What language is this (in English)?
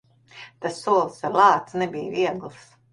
Latvian